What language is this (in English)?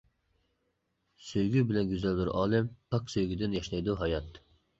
Uyghur